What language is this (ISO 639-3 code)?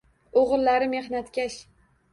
uzb